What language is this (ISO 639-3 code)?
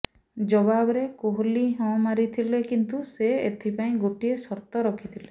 ori